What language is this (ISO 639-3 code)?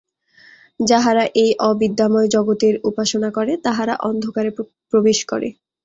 ben